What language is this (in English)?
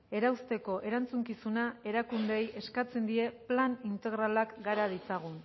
Basque